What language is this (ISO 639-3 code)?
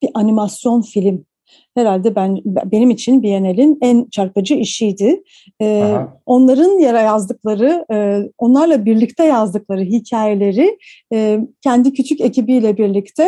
tur